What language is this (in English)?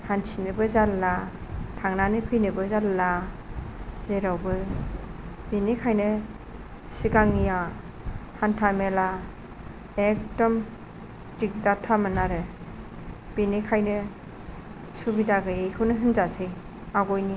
Bodo